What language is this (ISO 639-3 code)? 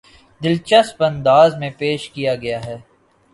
urd